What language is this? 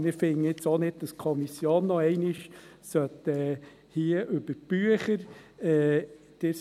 Swiss German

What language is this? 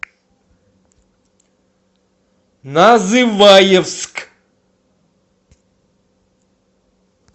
Russian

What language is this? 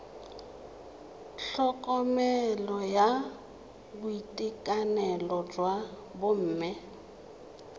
Tswana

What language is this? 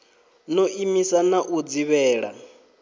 Venda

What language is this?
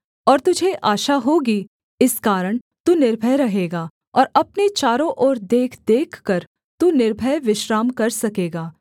Hindi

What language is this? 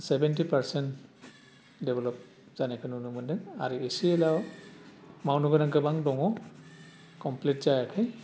Bodo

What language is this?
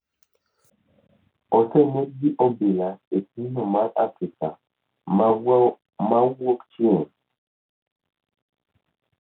Luo (Kenya and Tanzania)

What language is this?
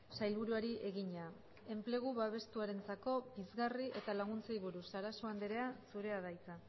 Basque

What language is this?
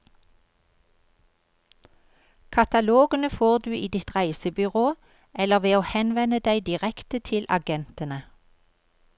Norwegian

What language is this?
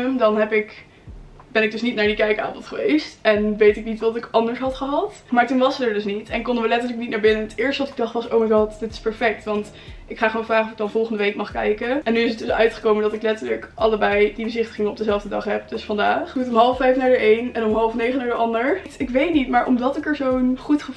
Dutch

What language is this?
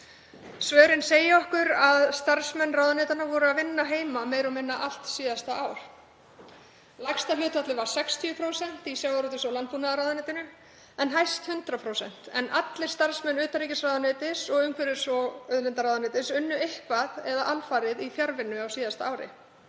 Icelandic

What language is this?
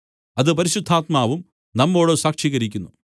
Malayalam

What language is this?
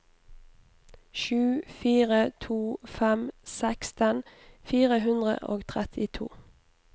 Norwegian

